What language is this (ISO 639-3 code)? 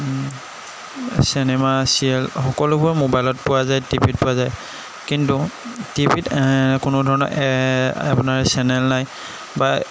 asm